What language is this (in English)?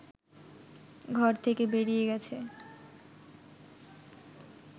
Bangla